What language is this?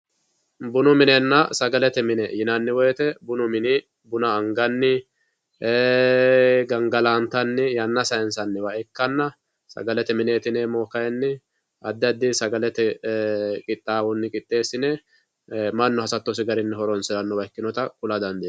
Sidamo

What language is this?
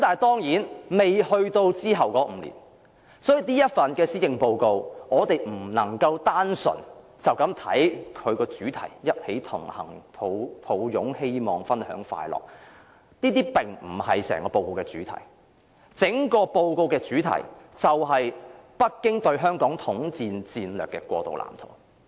Cantonese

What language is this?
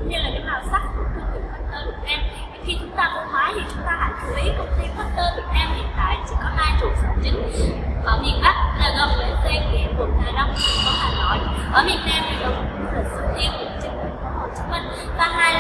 Vietnamese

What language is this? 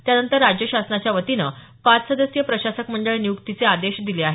Marathi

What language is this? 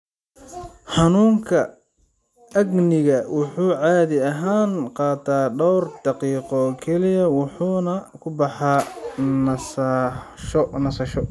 Somali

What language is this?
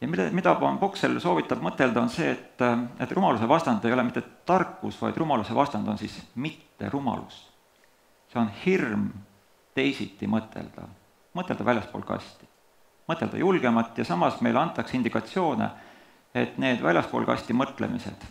Dutch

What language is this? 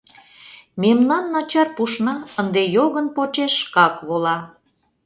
Mari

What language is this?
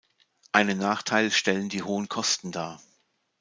German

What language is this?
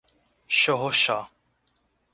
Portuguese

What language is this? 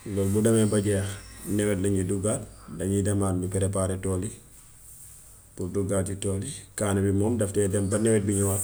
Gambian Wolof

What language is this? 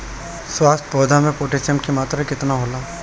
Bhojpuri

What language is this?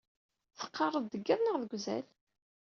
Kabyle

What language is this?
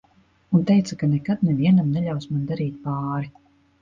Latvian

